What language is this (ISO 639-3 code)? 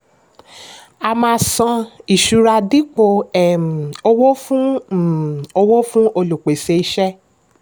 yor